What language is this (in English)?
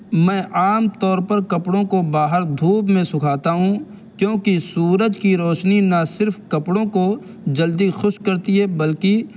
Urdu